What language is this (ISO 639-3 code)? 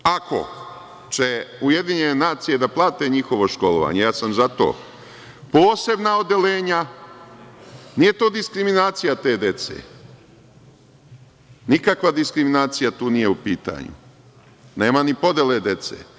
srp